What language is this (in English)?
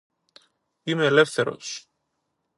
Greek